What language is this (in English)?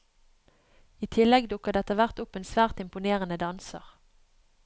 Norwegian